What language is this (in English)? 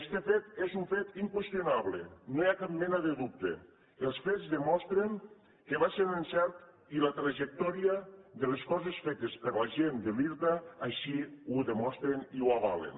Catalan